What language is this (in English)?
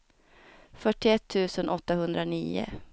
Swedish